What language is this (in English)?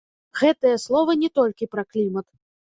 Belarusian